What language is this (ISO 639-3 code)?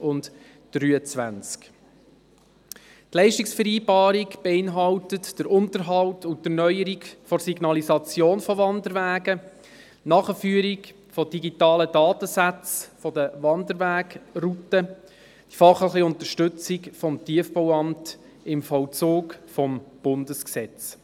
gsw